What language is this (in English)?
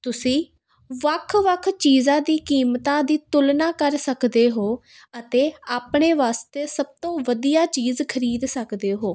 Punjabi